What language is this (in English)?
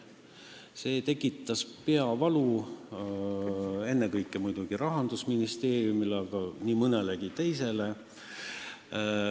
Estonian